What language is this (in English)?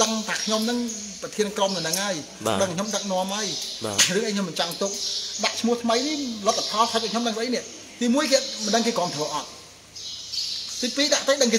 Vietnamese